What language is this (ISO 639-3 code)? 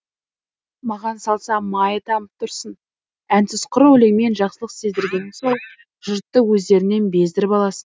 kaz